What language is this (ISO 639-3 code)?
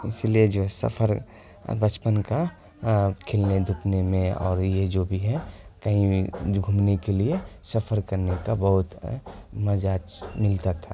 urd